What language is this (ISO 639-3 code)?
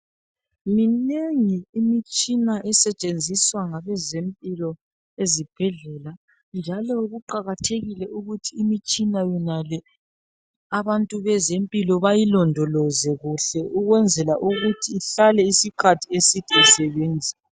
nde